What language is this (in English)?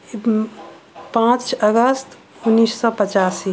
Maithili